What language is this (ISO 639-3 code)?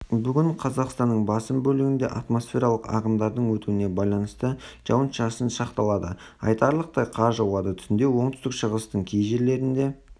kaz